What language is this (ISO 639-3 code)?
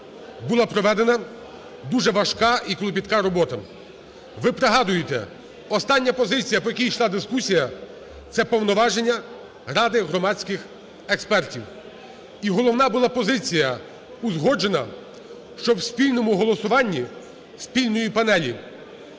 ukr